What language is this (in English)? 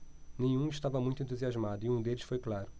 Portuguese